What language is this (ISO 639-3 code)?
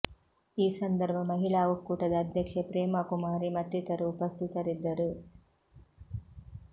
kan